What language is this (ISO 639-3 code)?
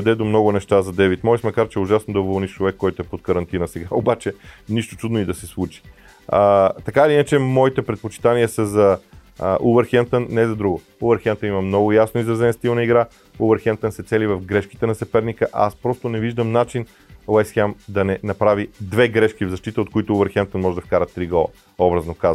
bul